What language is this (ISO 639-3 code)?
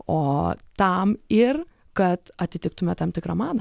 lit